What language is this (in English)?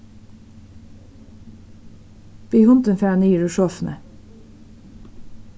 Faroese